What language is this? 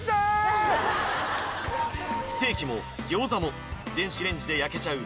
Japanese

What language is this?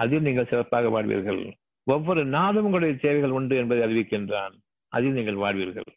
Tamil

